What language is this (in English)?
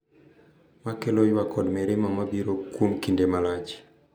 Luo (Kenya and Tanzania)